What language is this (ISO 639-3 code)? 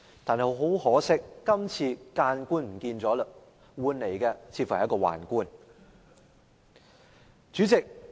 yue